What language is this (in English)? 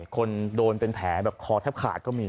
Thai